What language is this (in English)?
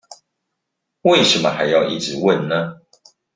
Chinese